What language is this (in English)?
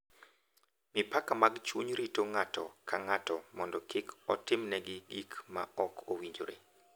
Luo (Kenya and Tanzania)